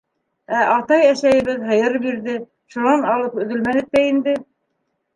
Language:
Bashkir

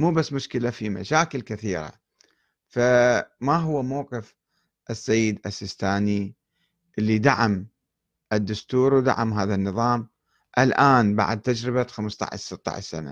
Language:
Arabic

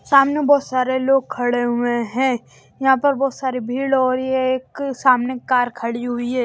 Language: Hindi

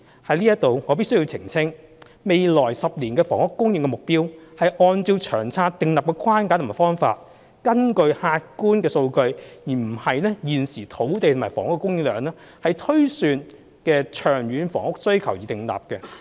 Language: Cantonese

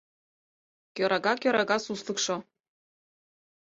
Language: Mari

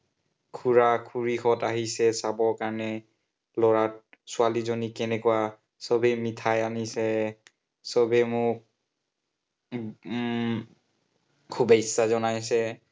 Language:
Assamese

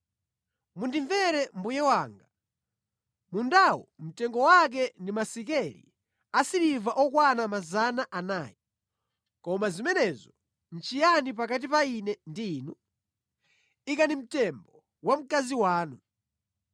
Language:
Nyanja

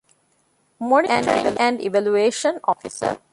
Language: Divehi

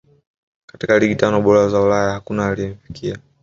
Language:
Swahili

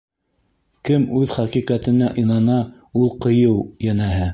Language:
Bashkir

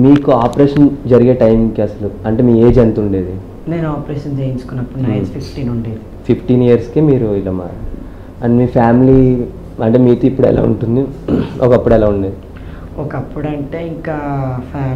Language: Telugu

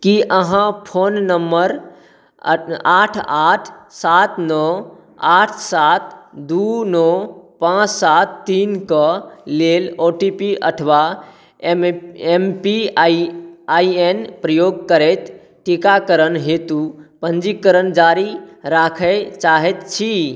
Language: Maithili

